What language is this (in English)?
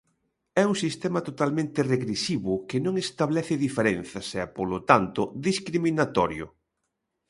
Galician